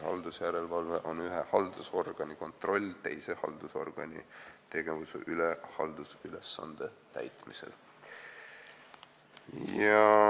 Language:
Estonian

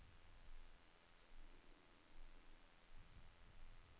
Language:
Norwegian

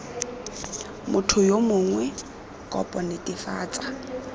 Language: Tswana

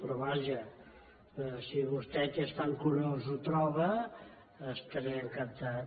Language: Catalan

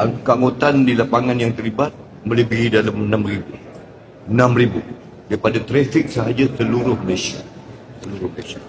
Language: Malay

